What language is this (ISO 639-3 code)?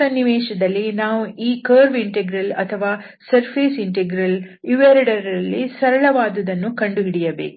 kan